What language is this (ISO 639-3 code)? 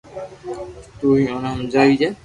lrk